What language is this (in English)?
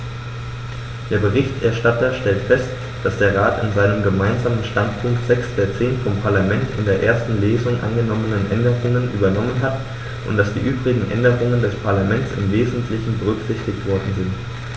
German